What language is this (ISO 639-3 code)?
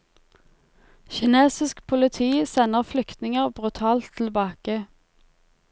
nor